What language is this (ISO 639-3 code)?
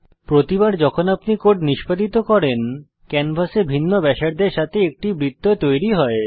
ben